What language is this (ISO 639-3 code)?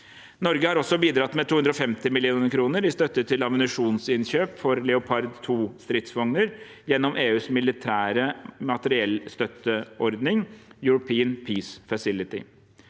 nor